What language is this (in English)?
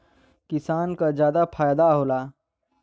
Bhojpuri